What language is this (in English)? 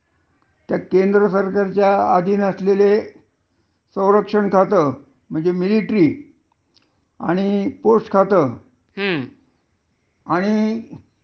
Marathi